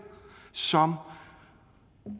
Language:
Danish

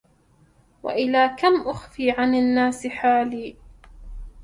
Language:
Arabic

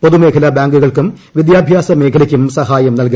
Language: Malayalam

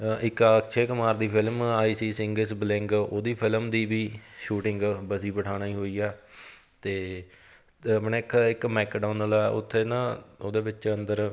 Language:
Punjabi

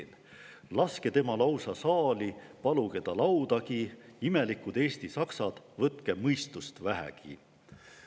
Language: Estonian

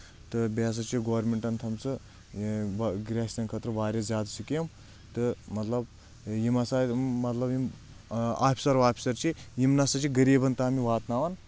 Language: Kashmiri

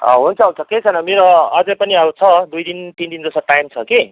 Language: Nepali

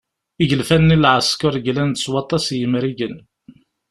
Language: Kabyle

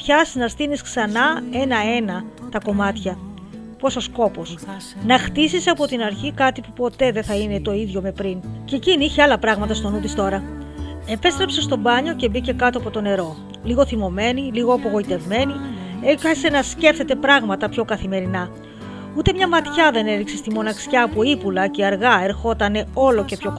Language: Greek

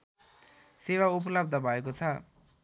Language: Nepali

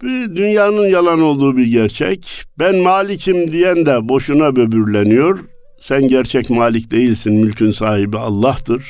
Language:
Turkish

